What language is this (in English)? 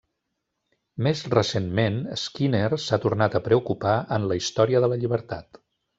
Catalan